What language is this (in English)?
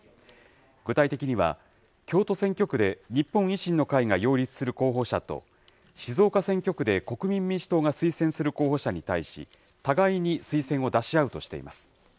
Japanese